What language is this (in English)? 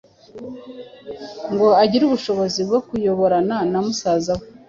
Kinyarwanda